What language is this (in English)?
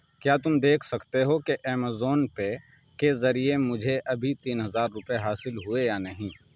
Urdu